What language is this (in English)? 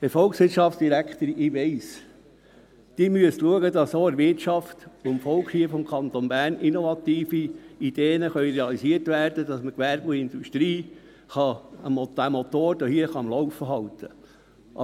Swiss German